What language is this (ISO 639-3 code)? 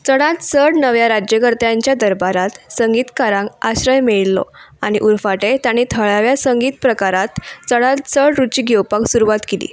kok